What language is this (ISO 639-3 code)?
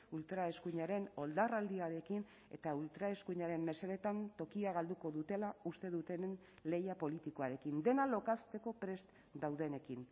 eus